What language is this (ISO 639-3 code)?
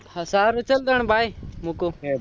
guj